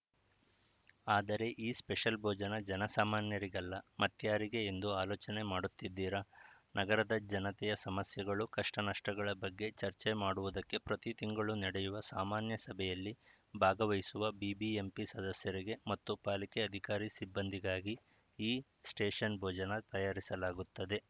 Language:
Kannada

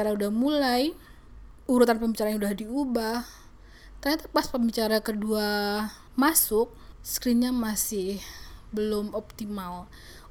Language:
Indonesian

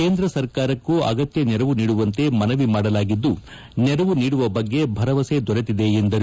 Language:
Kannada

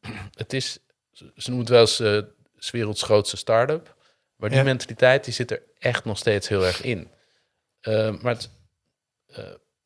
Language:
Dutch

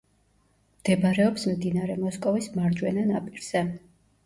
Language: Georgian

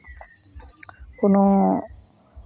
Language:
Santali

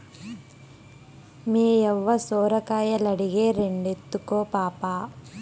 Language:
Telugu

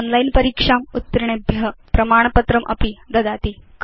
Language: Sanskrit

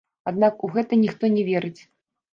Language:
Belarusian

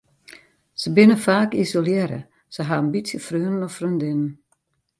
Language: Western Frisian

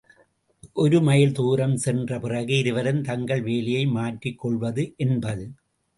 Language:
Tamil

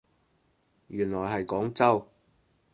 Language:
Cantonese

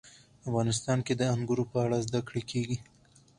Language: Pashto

